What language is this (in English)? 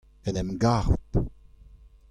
Breton